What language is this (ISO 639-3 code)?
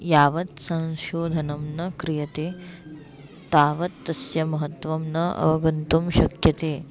san